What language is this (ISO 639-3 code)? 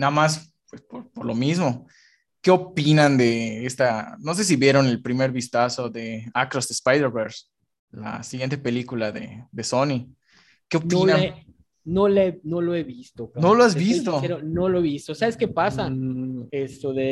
spa